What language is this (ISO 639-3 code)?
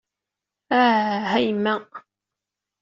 kab